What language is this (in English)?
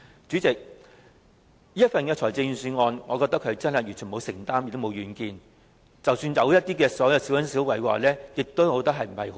Cantonese